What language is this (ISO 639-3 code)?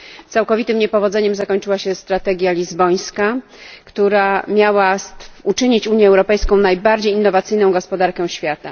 pol